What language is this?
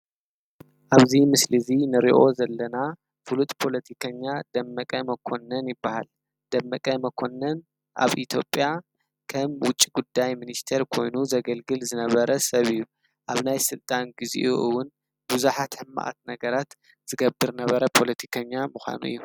Tigrinya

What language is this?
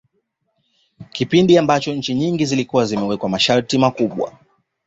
Swahili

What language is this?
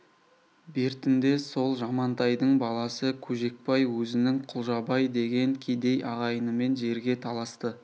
Kazakh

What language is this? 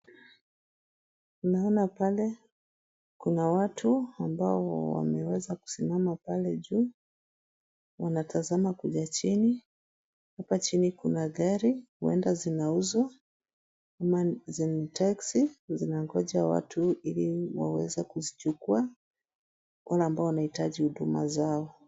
Swahili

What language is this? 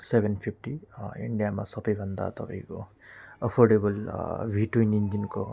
Nepali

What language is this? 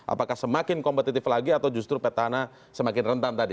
Indonesian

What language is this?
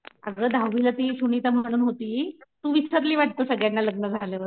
Marathi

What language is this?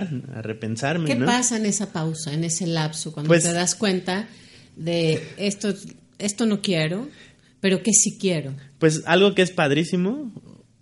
Spanish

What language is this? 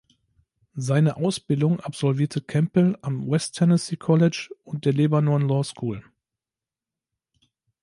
German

